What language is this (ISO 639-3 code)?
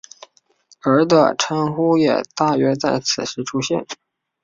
zho